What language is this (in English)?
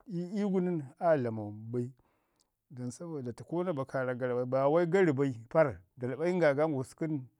Ngizim